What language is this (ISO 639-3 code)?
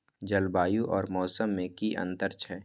mai